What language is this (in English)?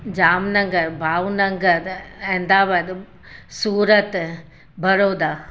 Sindhi